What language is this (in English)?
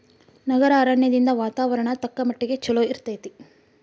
Kannada